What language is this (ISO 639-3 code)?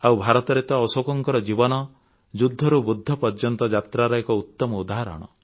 ori